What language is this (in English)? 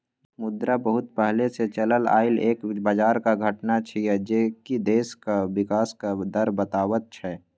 Maithili